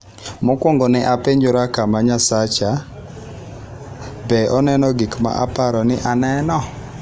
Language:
Luo (Kenya and Tanzania)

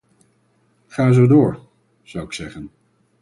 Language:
Dutch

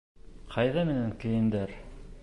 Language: Bashkir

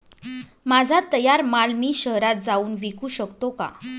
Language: Marathi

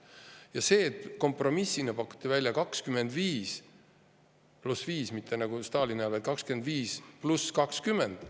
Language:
Estonian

